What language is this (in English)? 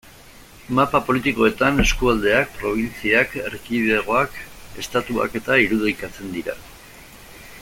Basque